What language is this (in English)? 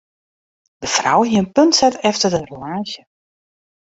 Western Frisian